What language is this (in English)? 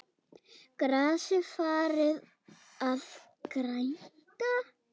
Icelandic